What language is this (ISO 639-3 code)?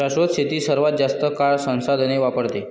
mar